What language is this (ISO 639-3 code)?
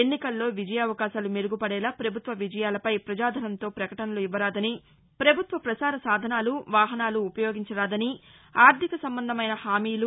tel